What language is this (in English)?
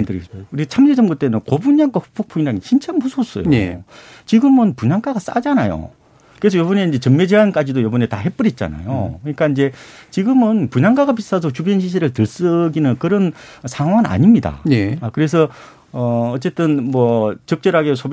Korean